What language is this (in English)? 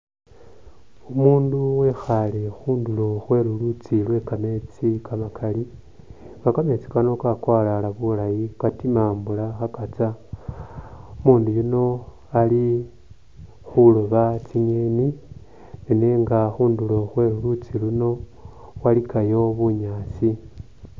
Masaaba